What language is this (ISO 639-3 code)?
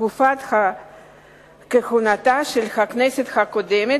heb